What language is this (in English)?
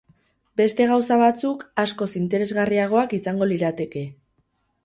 Basque